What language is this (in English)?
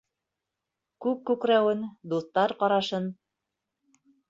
Bashkir